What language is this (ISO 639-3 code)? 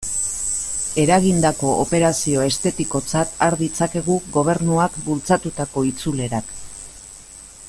eus